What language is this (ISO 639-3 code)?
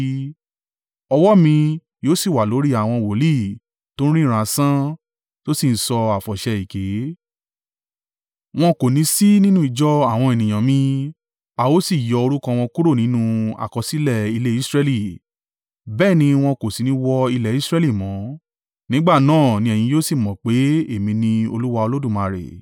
yor